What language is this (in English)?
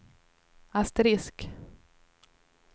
Swedish